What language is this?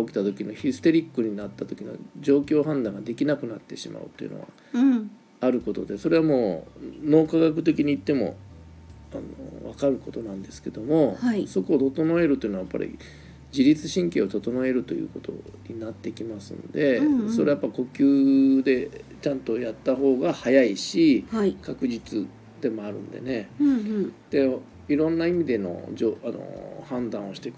Japanese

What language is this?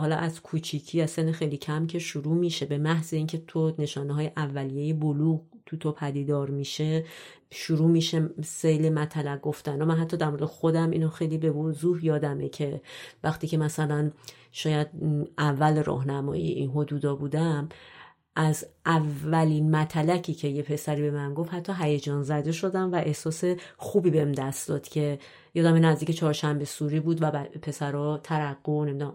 Persian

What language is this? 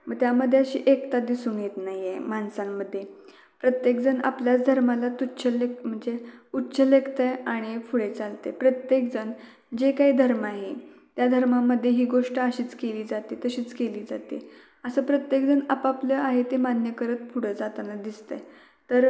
Marathi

